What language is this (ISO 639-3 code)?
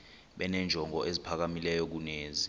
xho